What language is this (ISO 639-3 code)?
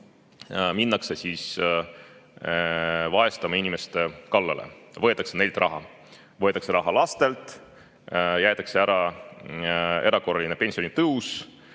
est